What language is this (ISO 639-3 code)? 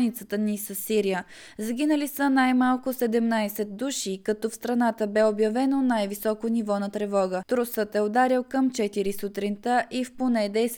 bul